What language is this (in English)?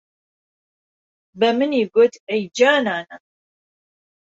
Central Kurdish